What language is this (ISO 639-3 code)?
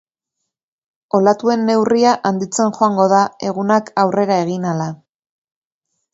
eus